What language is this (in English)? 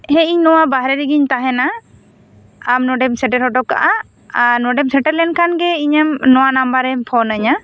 Santali